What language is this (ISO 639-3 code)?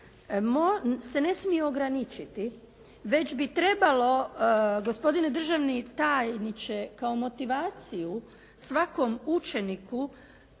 hrv